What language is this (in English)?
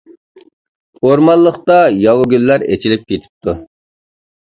Uyghur